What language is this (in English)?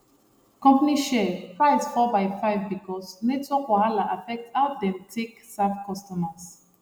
Nigerian Pidgin